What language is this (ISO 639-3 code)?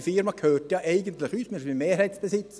gsw